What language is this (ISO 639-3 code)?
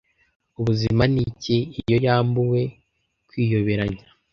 kin